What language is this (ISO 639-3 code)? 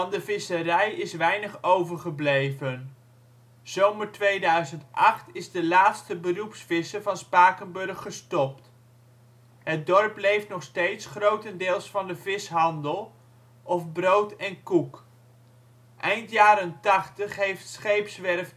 nld